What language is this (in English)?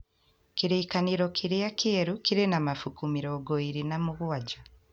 Kikuyu